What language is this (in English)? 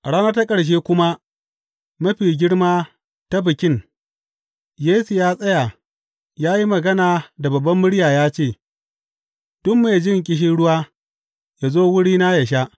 Hausa